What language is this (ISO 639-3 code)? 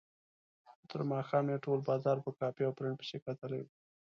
pus